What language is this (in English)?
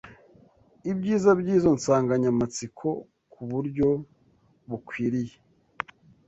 Kinyarwanda